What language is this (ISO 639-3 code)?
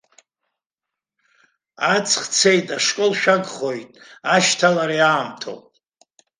abk